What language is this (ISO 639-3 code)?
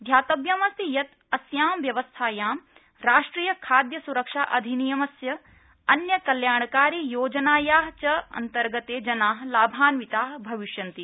san